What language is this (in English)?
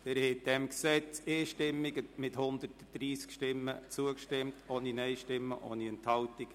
Swiss German